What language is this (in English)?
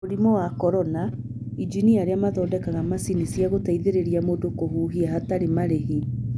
Kikuyu